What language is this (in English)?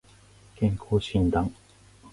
Japanese